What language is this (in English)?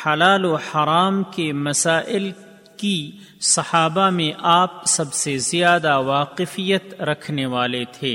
Urdu